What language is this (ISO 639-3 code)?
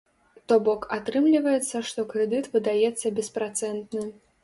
bel